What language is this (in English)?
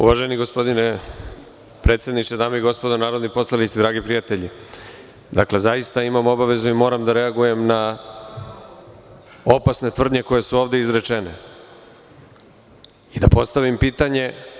Serbian